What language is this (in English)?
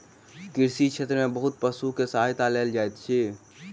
Maithili